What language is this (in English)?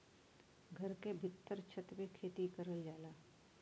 Bhojpuri